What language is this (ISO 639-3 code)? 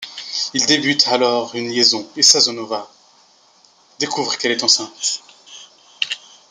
fra